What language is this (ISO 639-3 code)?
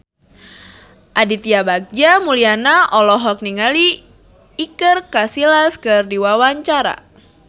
sun